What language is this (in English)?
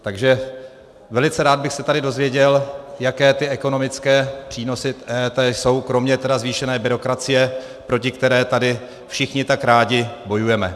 Czech